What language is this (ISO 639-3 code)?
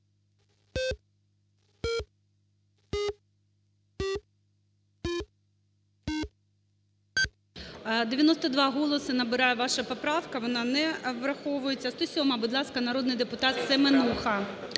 ukr